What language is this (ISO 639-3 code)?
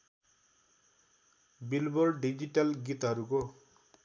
nep